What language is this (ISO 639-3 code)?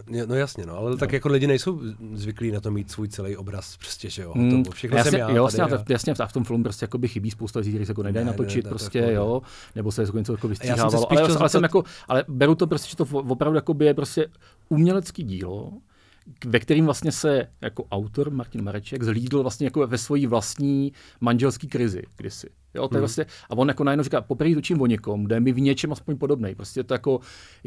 ces